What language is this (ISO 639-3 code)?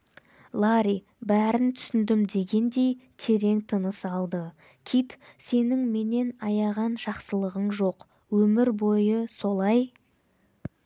kaz